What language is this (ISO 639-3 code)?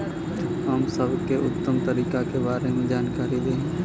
bho